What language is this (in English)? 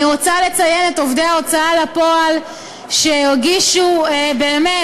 Hebrew